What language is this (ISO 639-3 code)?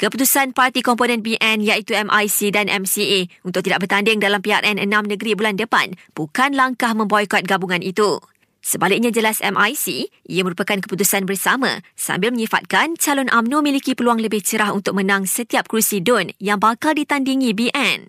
msa